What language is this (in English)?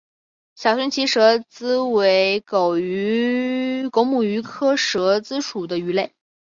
Chinese